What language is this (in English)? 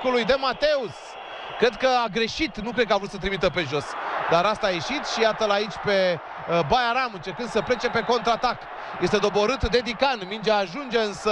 Romanian